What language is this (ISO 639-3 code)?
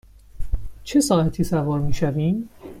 fas